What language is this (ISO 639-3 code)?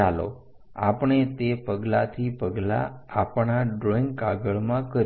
guj